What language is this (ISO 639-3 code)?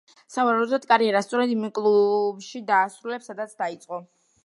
kat